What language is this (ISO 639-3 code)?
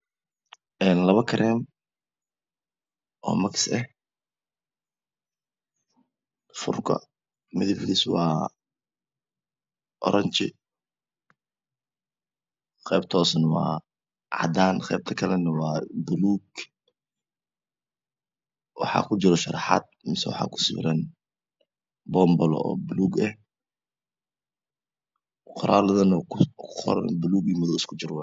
som